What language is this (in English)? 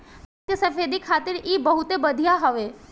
Bhojpuri